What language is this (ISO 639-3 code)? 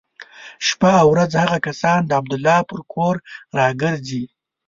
pus